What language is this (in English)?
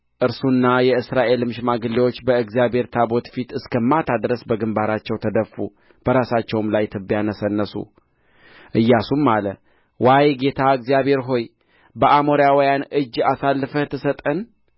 Amharic